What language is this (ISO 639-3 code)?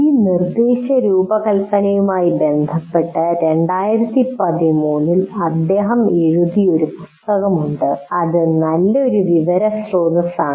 mal